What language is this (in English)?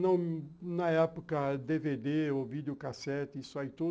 Portuguese